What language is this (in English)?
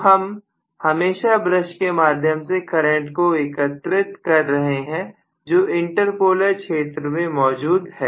Hindi